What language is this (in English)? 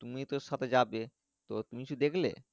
Bangla